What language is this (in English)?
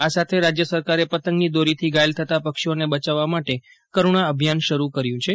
Gujarati